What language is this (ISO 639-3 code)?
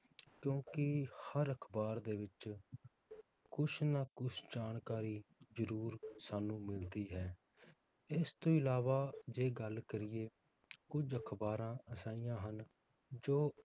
pan